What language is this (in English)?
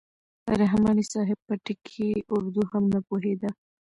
Pashto